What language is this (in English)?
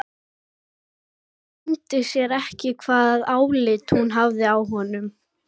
Icelandic